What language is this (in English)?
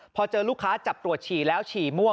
Thai